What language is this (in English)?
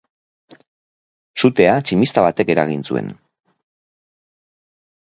Basque